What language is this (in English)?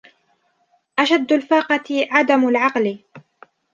Arabic